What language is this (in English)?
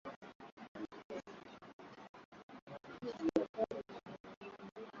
Swahili